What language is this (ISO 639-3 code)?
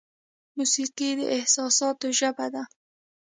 pus